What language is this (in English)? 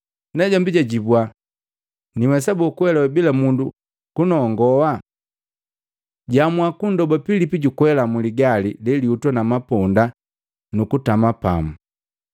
Matengo